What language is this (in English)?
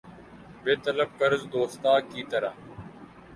Urdu